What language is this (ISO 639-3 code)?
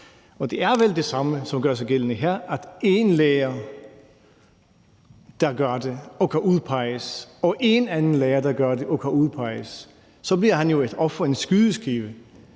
dan